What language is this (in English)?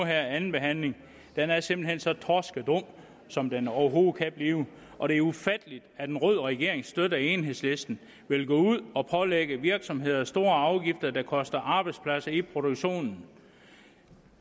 Danish